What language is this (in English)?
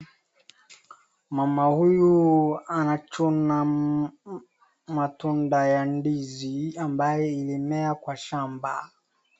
Swahili